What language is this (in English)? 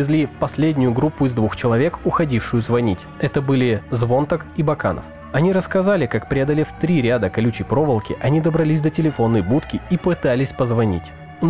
Russian